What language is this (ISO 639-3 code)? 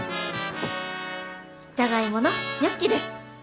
jpn